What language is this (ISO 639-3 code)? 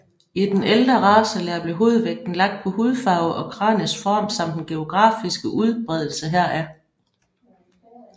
dan